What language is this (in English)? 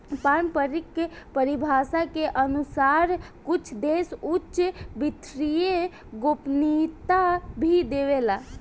Bhojpuri